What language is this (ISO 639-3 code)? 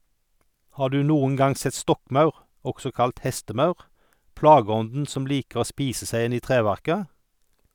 nor